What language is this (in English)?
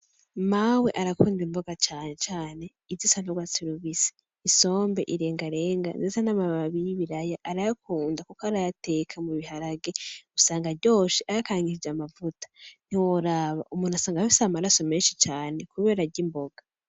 Rundi